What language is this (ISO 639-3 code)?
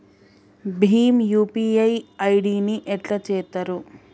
tel